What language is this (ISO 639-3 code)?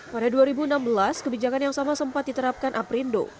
ind